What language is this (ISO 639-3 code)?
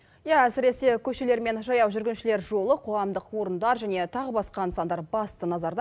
kaz